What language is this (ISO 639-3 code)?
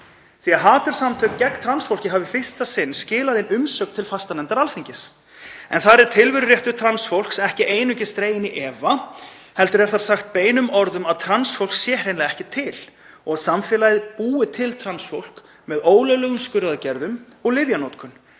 isl